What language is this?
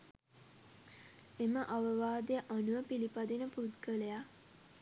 Sinhala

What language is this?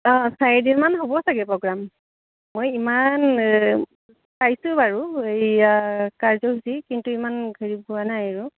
Assamese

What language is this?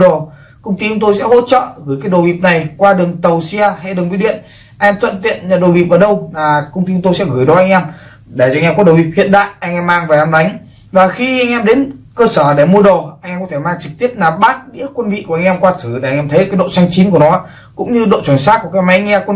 Vietnamese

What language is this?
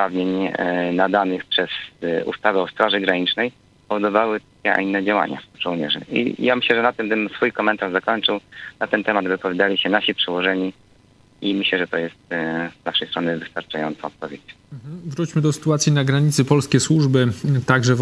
Polish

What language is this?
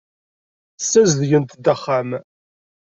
Kabyle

